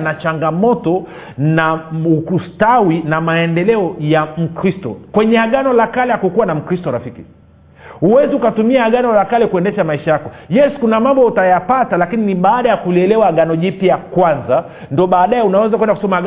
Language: Swahili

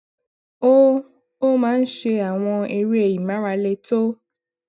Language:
Yoruba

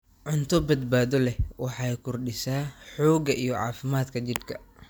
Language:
Somali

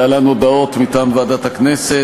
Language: Hebrew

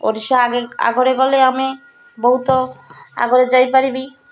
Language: Odia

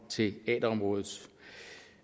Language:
Danish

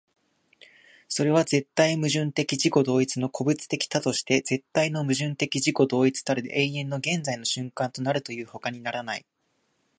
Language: Japanese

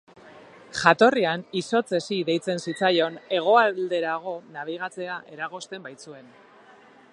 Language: Basque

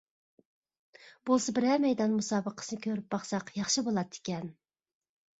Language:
Uyghur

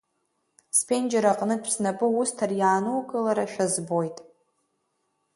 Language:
Abkhazian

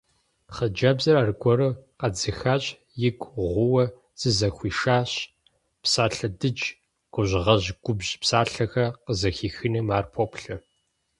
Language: Kabardian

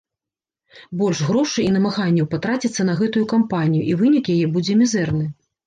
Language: Belarusian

